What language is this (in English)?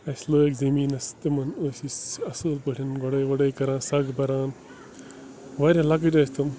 Kashmiri